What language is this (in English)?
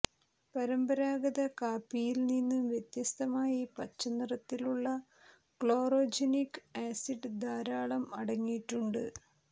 Malayalam